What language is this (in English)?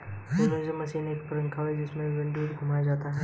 Hindi